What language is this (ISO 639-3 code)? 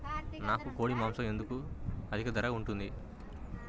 tel